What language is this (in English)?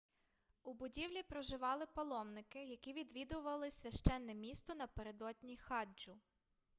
Ukrainian